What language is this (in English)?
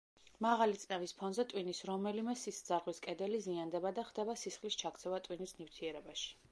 Georgian